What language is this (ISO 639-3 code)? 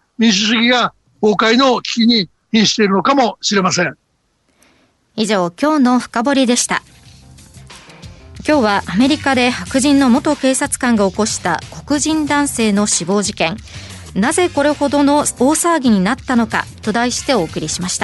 jpn